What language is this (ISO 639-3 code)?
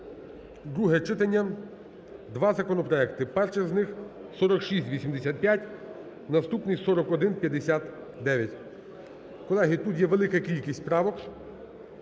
ukr